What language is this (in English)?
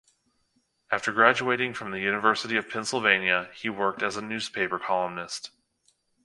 English